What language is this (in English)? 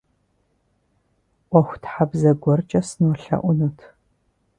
Kabardian